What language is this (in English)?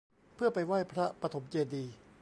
Thai